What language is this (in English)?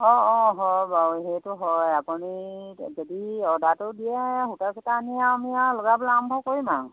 Assamese